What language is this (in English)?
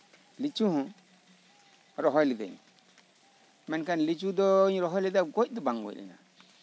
Santali